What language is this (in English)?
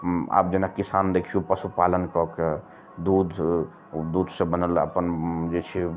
Maithili